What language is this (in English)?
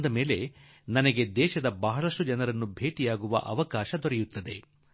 Kannada